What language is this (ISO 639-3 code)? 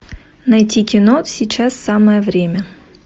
rus